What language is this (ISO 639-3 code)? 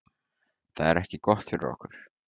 isl